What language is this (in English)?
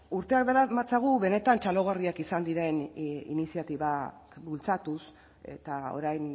Basque